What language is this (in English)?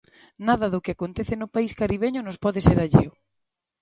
Galician